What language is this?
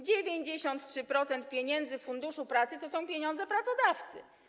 Polish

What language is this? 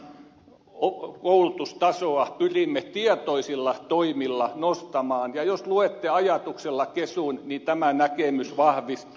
Finnish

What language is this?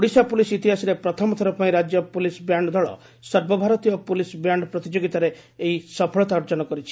Odia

